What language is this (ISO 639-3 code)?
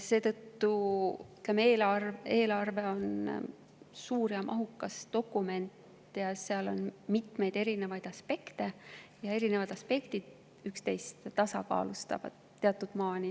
est